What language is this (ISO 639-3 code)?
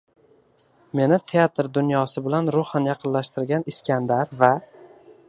uzb